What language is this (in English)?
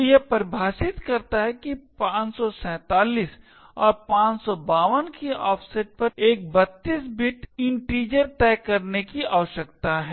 Hindi